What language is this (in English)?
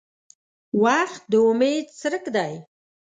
Pashto